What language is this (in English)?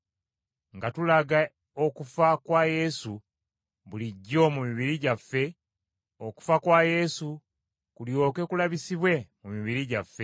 Ganda